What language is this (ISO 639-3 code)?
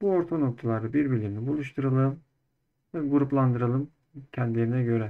tur